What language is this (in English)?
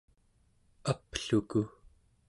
Central Yupik